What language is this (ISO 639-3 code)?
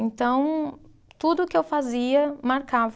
por